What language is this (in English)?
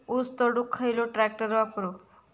Marathi